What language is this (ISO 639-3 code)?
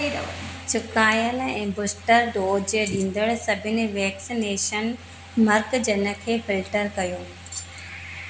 snd